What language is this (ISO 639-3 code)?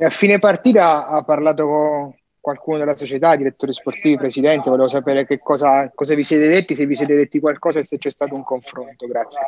ita